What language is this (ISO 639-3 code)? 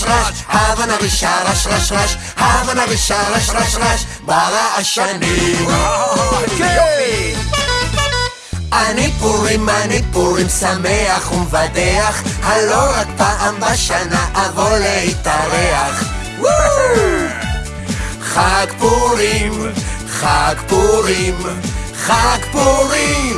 heb